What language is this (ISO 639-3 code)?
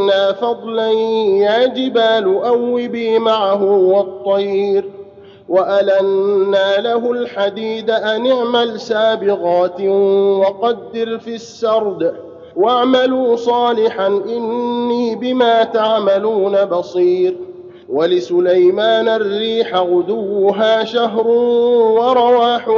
ara